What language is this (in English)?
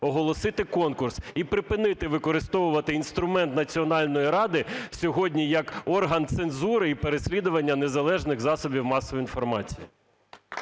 Ukrainian